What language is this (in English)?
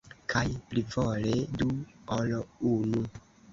Esperanto